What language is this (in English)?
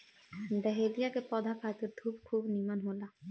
Bhojpuri